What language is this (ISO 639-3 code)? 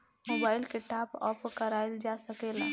bho